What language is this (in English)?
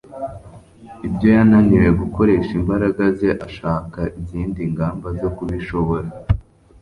Kinyarwanda